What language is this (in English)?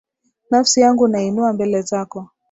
Swahili